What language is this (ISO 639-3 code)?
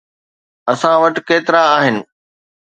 snd